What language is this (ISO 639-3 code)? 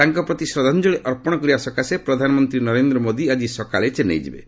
ori